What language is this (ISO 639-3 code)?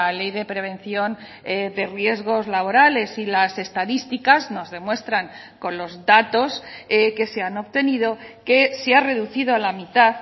spa